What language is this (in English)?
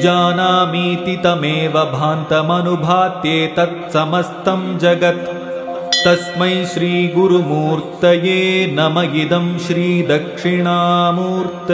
Kannada